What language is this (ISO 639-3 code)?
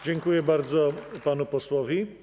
pol